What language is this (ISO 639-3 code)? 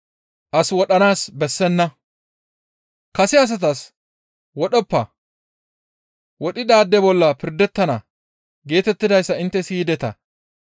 gmv